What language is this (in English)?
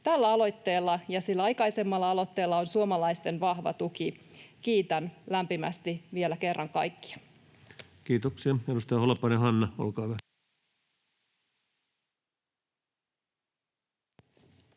Finnish